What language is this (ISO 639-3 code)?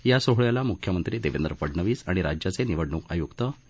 mar